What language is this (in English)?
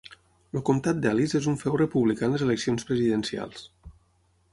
Catalan